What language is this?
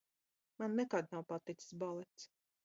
Latvian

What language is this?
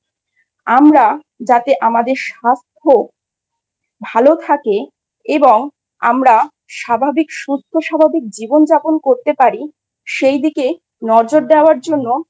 Bangla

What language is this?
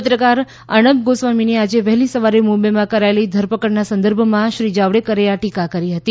Gujarati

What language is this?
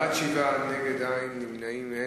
Hebrew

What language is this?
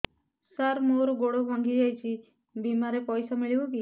Odia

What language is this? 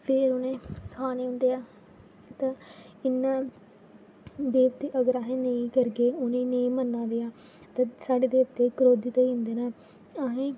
Dogri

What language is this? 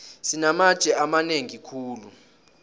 South Ndebele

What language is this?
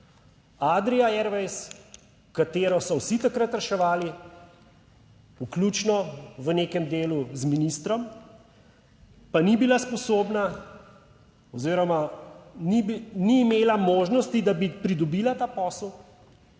Slovenian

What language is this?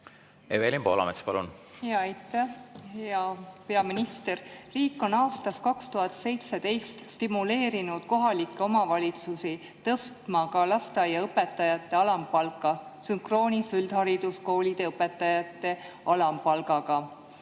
Estonian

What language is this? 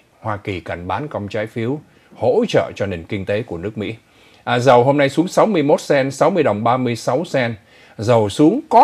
Vietnamese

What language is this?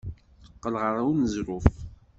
Kabyle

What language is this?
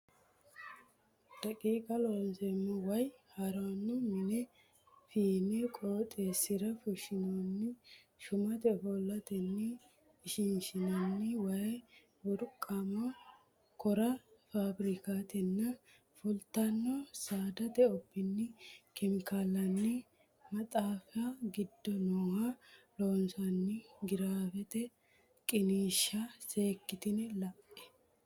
Sidamo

